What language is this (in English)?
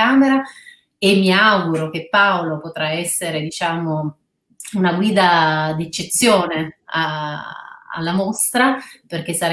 Italian